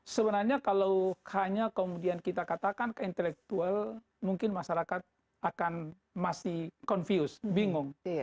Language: Indonesian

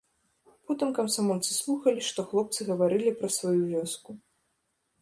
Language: Belarusian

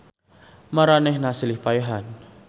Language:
Sundanese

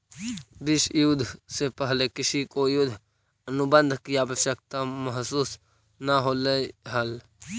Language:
Magahi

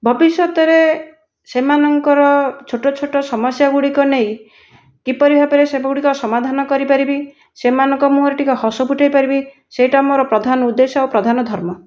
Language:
Odia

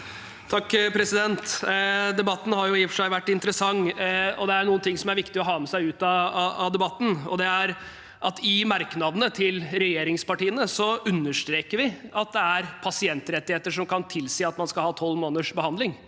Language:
Norwegian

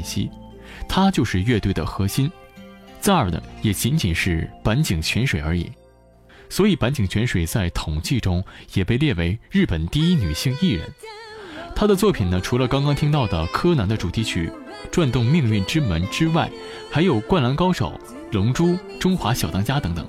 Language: Chinese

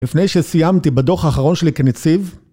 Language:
Hebrew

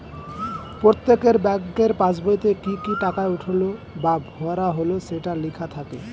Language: Bangla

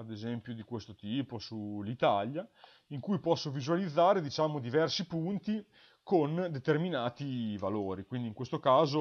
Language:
Italian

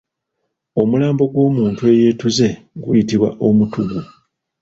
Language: Ganda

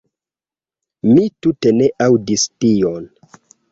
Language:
Esperanto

